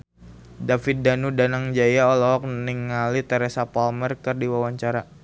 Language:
Sundanese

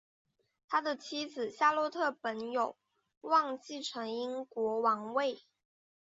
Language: Chinese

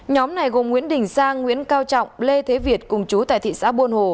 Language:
Vietnamese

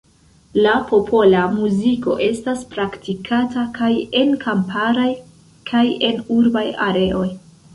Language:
Esperanto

